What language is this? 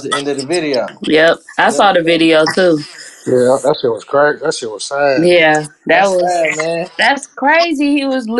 English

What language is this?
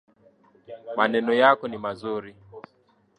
Swahili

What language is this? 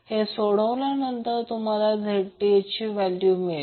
Marathi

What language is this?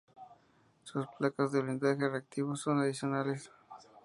Spanish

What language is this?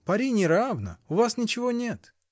Russian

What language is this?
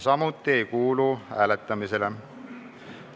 Estonian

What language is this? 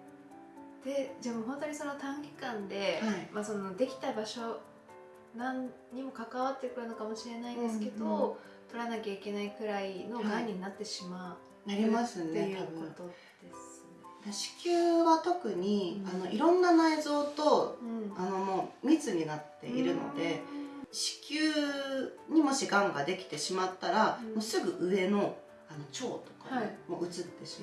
Japanese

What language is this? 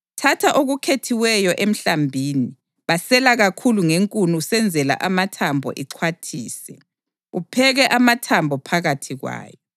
North Ndebele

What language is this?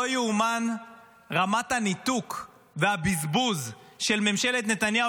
Hebrew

